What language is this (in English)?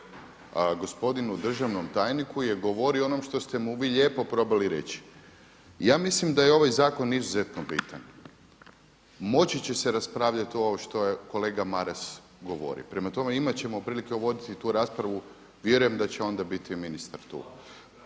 Croatian